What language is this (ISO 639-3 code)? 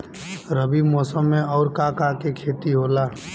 bho